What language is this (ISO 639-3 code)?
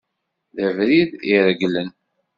kab